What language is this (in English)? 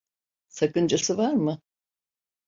Turkish